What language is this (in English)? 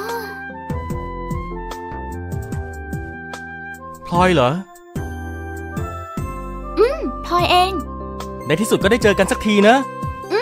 Thai